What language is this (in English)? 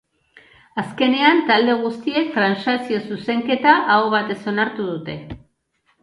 Basque